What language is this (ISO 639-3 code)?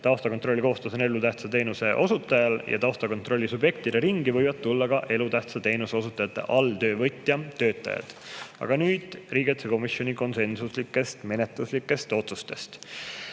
est